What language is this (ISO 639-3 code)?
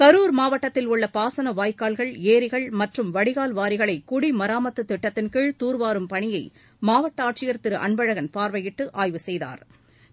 tam